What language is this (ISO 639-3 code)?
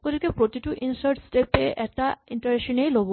asm